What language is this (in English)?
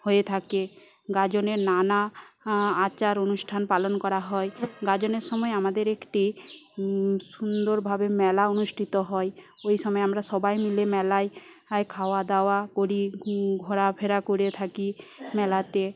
Bangla